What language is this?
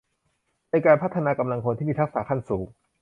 Thai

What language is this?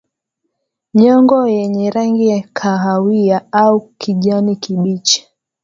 Swahili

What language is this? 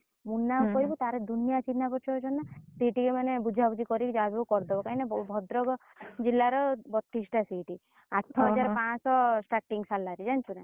Odia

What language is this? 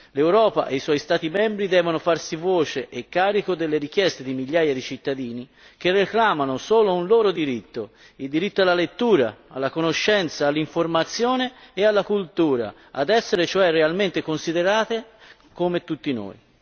Italian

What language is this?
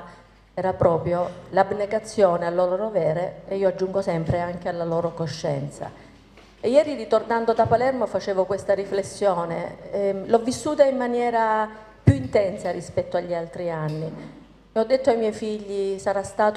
Italian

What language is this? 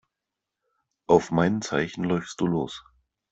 German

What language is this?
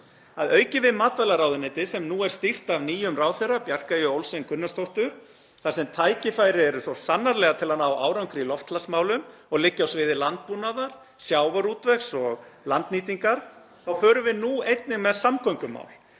Icelandic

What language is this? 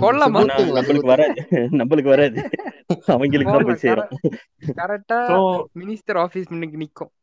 Tamil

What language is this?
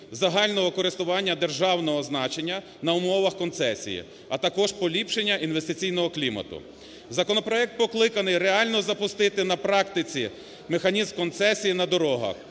Ukrainian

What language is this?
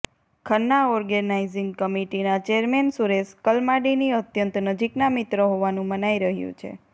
Gujarati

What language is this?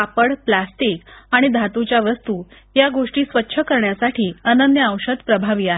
Marathi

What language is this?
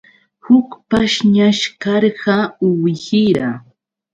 Yauyos Quechua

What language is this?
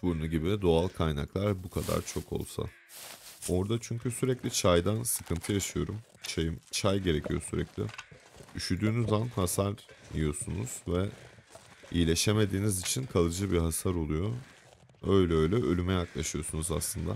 Turkish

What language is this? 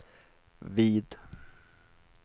Swedish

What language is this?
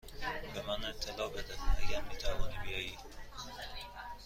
Persian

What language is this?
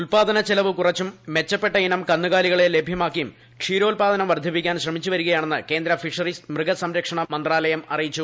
Malayalam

